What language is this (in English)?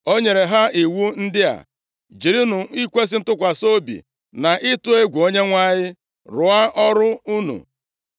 Igbo